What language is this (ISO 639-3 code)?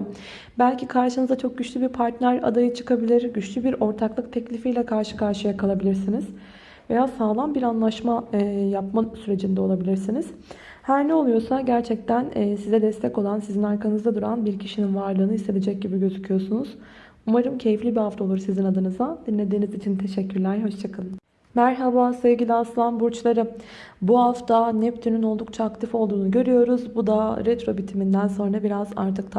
tur